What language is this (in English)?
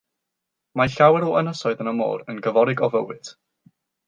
Welsh